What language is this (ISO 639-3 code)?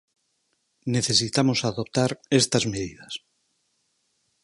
glg